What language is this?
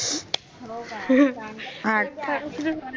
Marathi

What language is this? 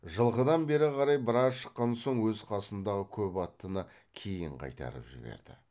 Kazakh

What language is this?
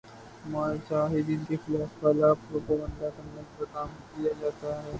Urdu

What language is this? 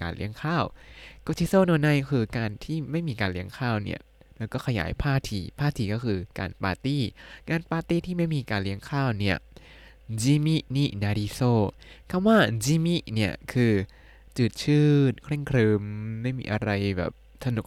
Thai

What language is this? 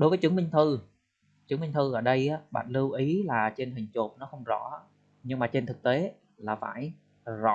Vietnamese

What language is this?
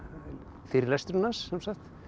Icelandic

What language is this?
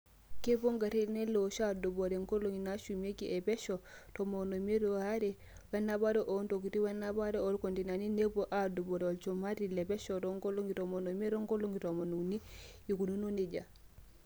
Masai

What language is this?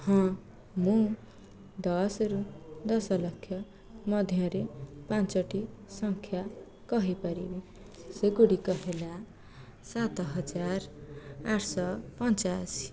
Odia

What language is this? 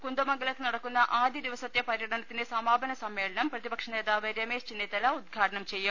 Malayalam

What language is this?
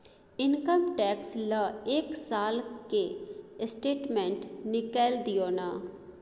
Maithili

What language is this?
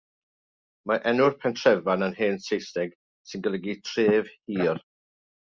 Welsh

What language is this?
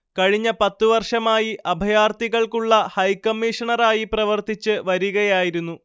Malayalam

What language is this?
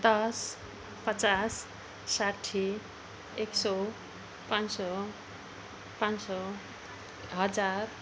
Nepali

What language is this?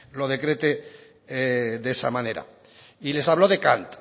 Spanish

